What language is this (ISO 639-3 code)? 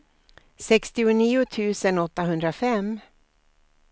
swe